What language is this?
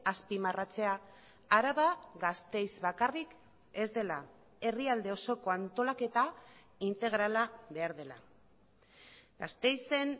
Basque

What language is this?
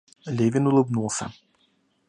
Russian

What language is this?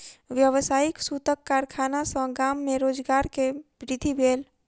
Maithili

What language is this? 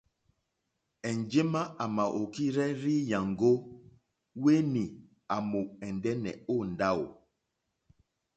Mokpwe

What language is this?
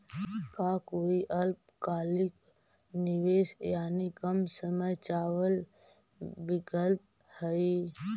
Magahi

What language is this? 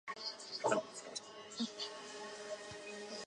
Chinese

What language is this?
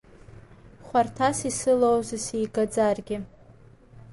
Abkhazian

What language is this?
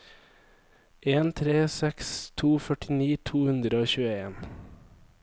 Norwegian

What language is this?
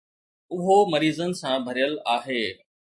Sindhi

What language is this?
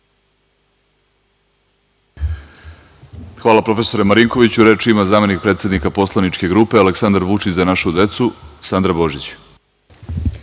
Serbian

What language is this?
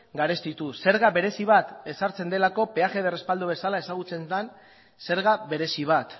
Basque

